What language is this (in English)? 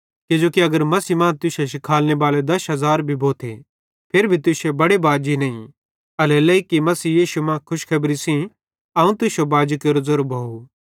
Bhadrawahi